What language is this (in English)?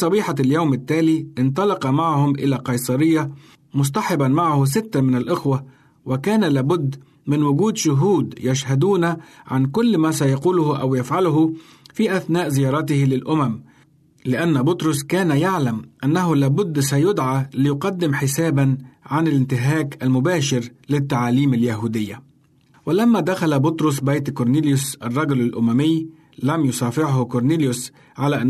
Arabic